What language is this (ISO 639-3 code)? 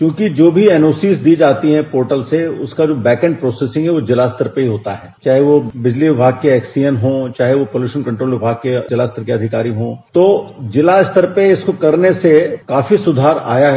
hin